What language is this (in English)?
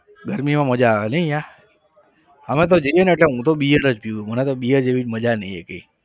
Gujarati